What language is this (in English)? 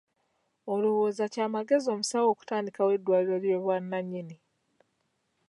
Ganda